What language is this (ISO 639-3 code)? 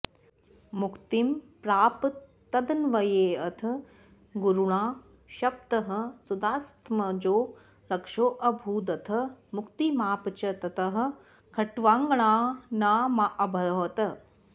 san